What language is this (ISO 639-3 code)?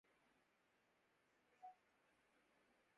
urd